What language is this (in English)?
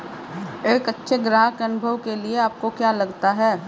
Hindi